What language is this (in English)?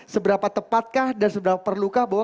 Indonesian